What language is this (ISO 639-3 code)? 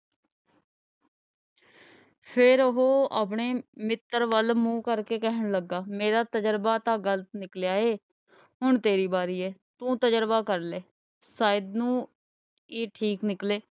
pan